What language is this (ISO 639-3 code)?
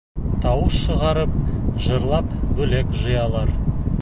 bak